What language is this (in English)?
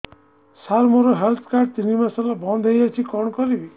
Odia